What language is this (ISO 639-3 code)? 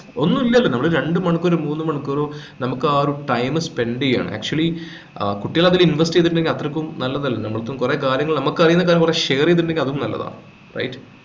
mal